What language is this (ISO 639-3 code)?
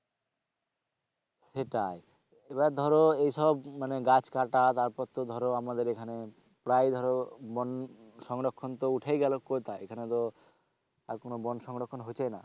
ben